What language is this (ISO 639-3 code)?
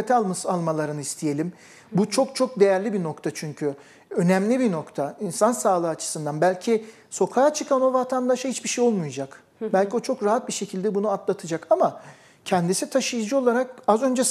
tur